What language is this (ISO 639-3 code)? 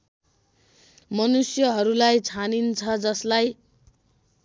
nep